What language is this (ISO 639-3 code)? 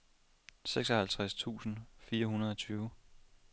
dan